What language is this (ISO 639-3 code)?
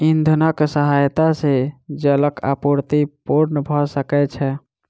mai